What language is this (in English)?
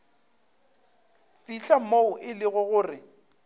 Northern Sotho